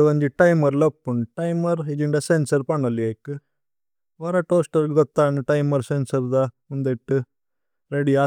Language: Tulu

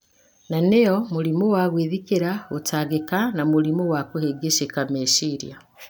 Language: Kikuyu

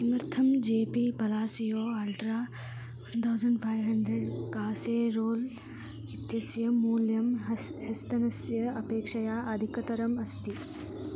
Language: Sanskrit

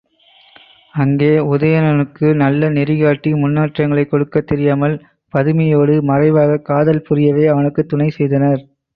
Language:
Tamil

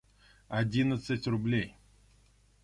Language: Russian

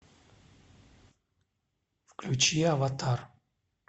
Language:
Russian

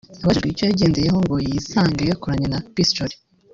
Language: Kinyarwanda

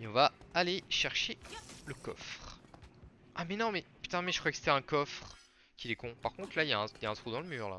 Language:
French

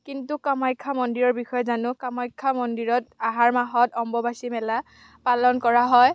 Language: Assamese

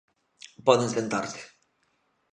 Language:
Galician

